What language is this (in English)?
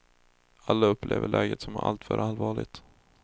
Swedish